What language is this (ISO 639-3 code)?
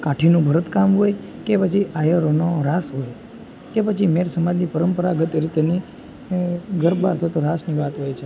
guj